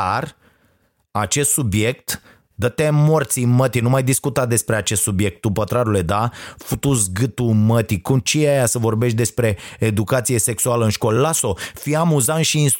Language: Romanian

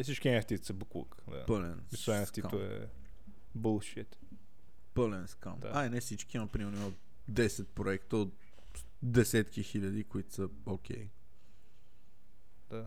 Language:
Bulgarian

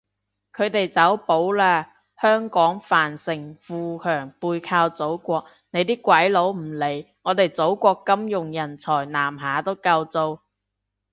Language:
Cantonese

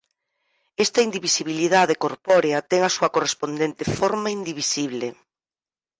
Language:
Galician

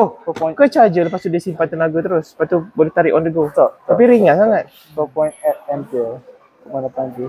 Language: Malay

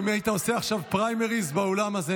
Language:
Hebrew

